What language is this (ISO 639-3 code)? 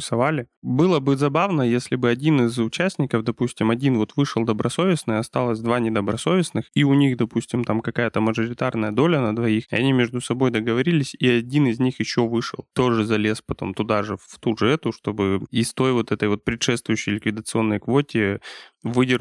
rus